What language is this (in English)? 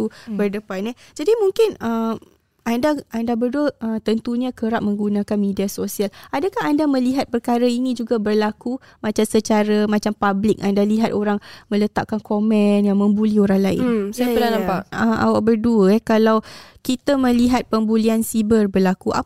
Malay